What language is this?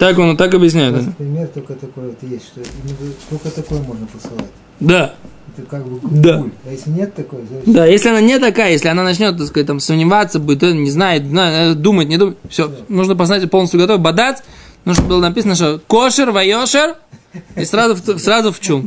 Russian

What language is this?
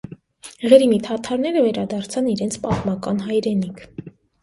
Armenian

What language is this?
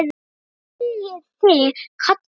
Icelandic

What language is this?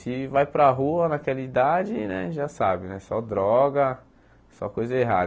Portuguese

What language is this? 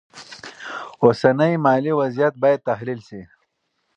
Pashto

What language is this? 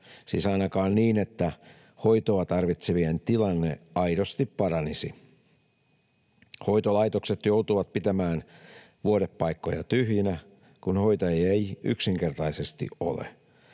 Finnish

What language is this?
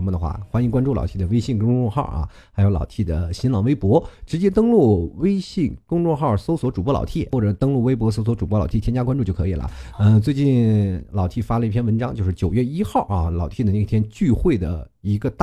Chinese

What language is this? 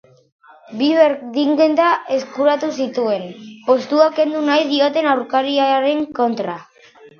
Basque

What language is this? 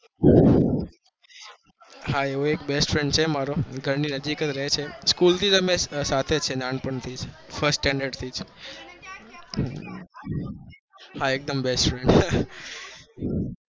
Gujarati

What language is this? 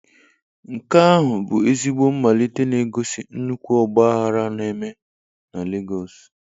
Igbo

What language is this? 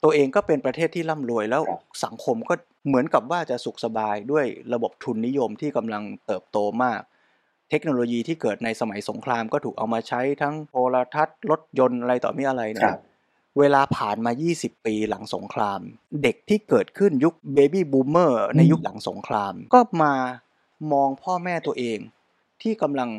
Thai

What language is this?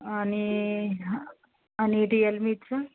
Marathi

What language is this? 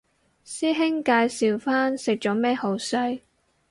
Cantonese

